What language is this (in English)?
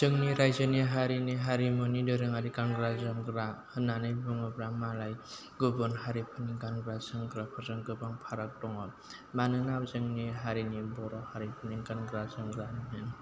Bodo